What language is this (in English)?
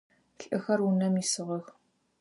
Adyghe